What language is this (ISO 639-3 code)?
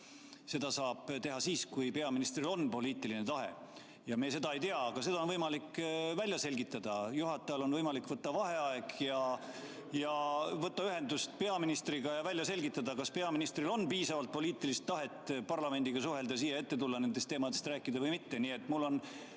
est